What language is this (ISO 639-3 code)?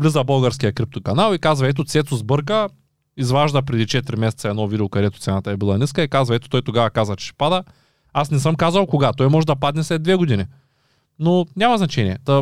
bul